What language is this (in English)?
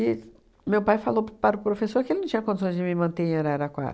Portuguese